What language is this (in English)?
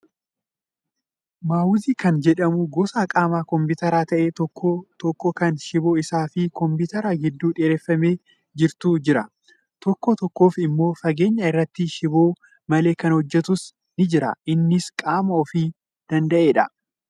Oromo